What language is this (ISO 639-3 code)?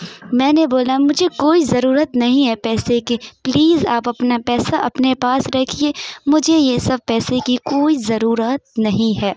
urd